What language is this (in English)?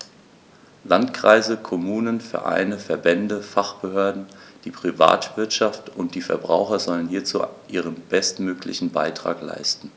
German